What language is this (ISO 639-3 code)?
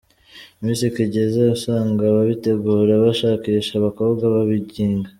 kin